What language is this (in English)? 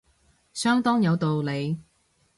Cantonese